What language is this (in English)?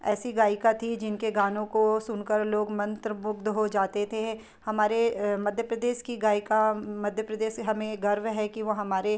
Hindi